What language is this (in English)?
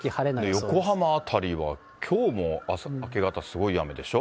Japanese